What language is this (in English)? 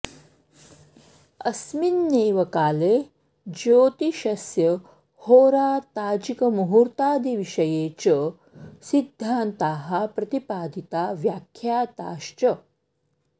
Sanskrit